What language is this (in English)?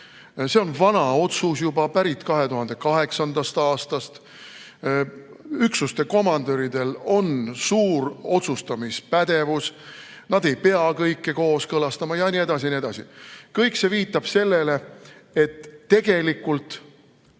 Estonian